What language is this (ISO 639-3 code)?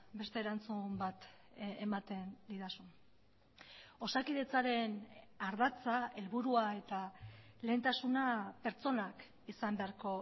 eus